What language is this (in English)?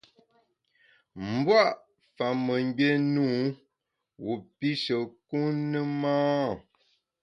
Bamun